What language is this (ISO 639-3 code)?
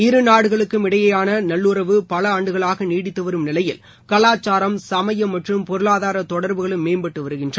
tam